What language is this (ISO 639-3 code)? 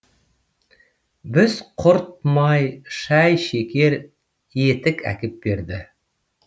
kaz